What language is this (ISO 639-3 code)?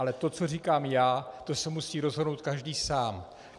ces